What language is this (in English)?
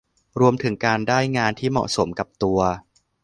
Thai